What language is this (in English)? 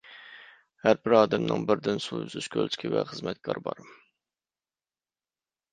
Uyghur